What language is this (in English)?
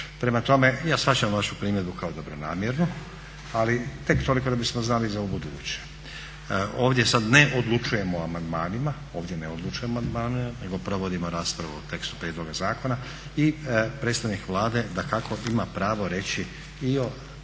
Croatian